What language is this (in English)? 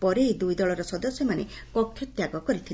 Odia